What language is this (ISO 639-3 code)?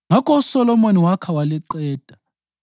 nde